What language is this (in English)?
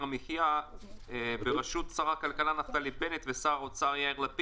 Hebrew